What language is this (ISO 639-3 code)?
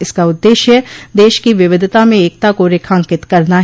hin